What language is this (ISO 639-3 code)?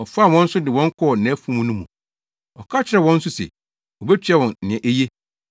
aka